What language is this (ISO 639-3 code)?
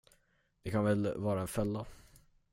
swe